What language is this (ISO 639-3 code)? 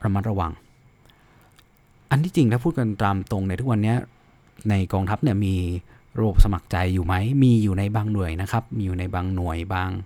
tha